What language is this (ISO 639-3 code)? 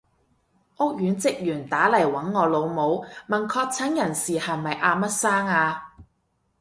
yue